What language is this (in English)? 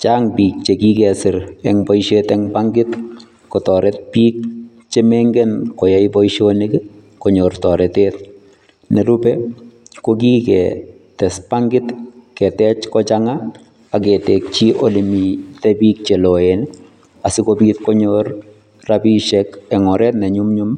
Kalenjin